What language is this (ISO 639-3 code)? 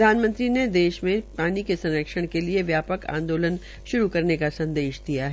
hin